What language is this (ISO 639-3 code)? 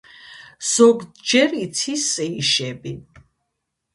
kat